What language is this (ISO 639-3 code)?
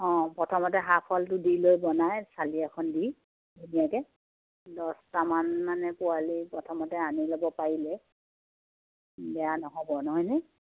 asm